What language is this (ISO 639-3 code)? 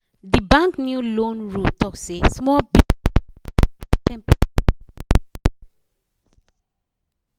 pcm